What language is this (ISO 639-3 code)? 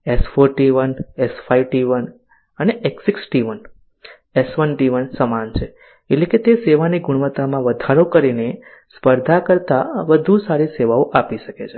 guj